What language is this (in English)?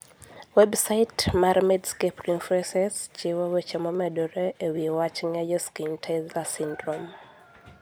Luo (Kenya and Tanzania)